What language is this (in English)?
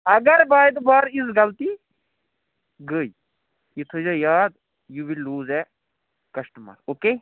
Kashmiri